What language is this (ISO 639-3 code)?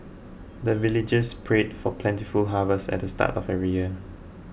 eng